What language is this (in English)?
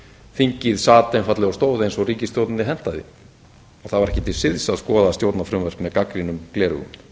Icelandic